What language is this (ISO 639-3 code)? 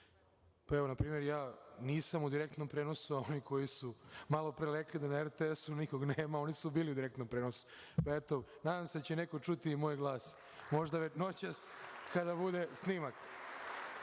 srp